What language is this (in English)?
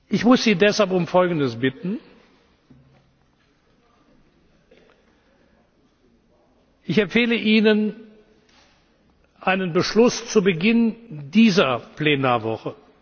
German